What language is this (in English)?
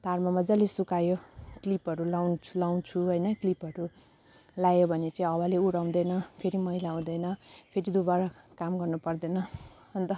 Nepali